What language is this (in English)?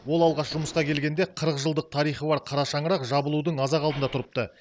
Kazakh